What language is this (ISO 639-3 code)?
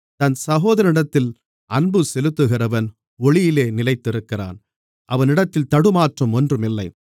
tam